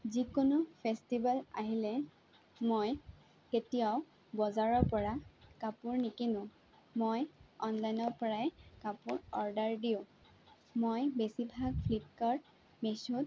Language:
Assamese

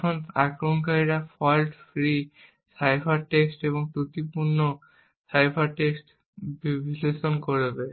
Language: Bangla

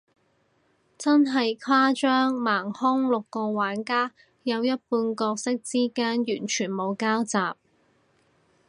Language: Cantonese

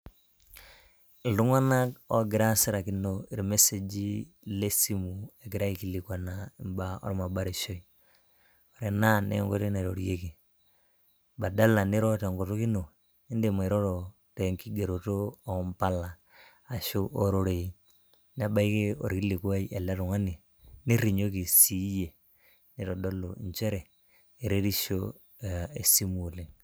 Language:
Masai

